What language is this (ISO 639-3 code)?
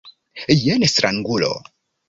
epo